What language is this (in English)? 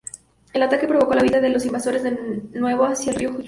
Spanish